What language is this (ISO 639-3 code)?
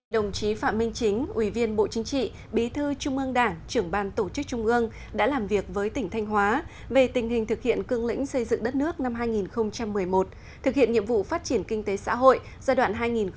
vie